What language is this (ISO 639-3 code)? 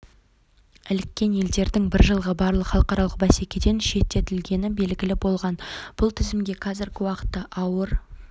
kaz